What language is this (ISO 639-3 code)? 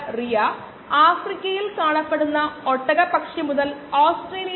mal